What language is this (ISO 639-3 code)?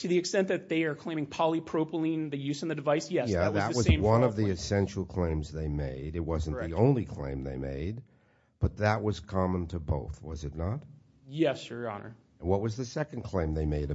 eng